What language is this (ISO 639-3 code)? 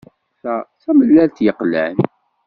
kab